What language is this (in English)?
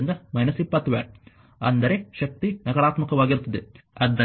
Kannada